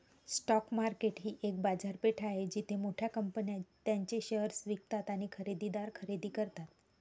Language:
Marathi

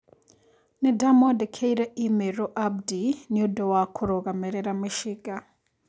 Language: Kikuyu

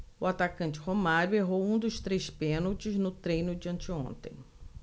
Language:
Portuguese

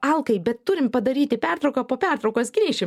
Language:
Lithuanian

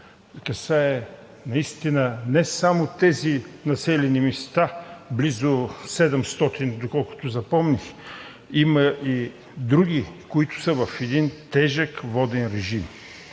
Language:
Bulgarian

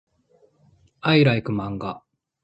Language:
Japanese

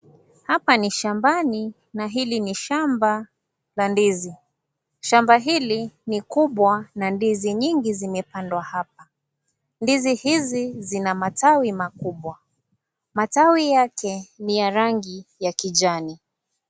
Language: Swahili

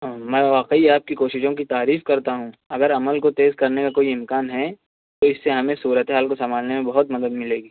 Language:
Urdu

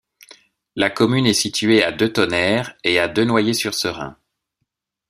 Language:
French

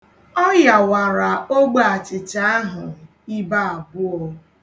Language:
Igbo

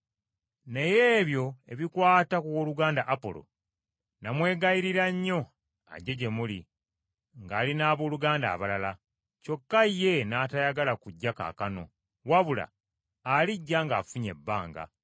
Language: Ganda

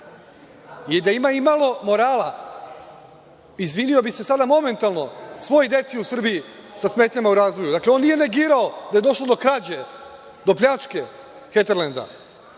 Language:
Serbian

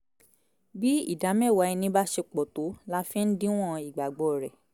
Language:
Yoruba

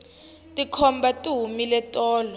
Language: Tsonga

